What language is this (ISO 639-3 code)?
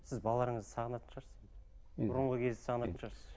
kaz